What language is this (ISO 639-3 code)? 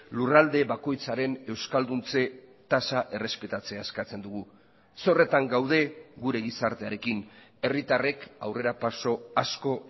eus